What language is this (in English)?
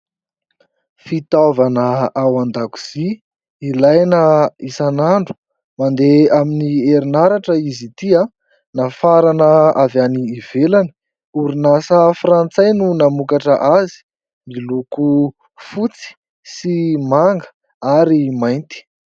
Malagasy